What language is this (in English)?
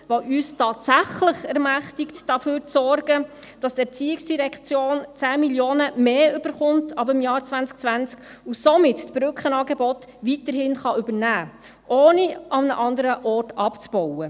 Swiss German